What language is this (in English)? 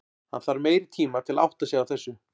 Icelandic